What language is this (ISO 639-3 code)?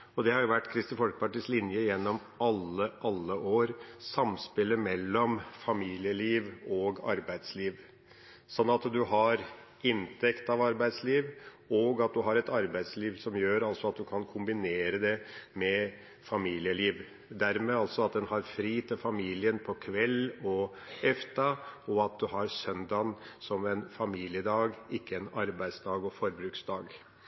nob